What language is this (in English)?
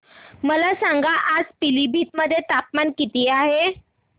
Marathi